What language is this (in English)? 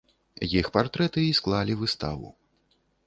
Belarusian